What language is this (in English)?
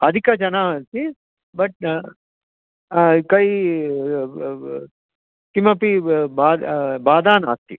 Sanskrit